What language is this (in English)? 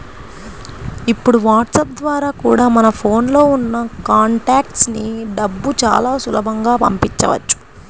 Telugu